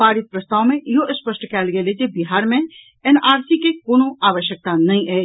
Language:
Maithili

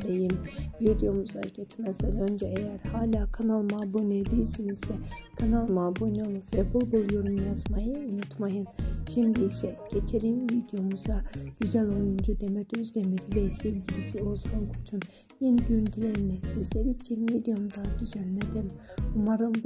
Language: Turkish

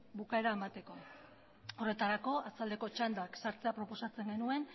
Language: Basque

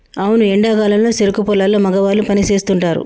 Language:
Telugu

